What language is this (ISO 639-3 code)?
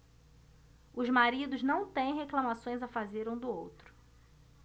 por